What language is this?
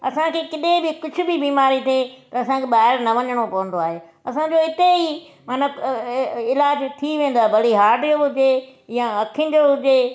Sindhi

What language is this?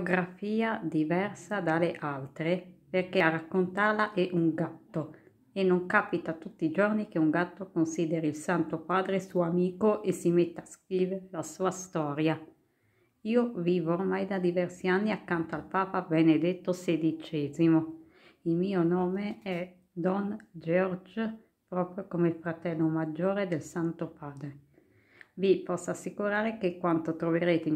Italian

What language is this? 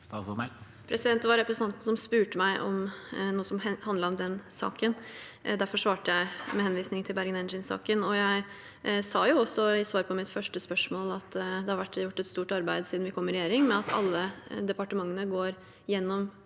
Norwegian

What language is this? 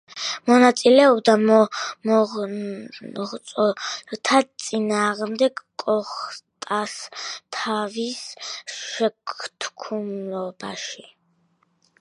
Georgian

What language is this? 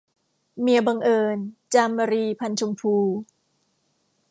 Thai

